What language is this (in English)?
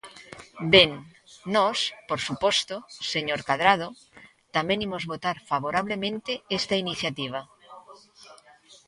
Galician